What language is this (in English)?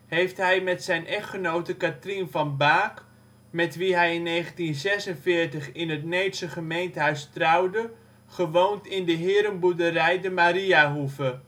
Dutch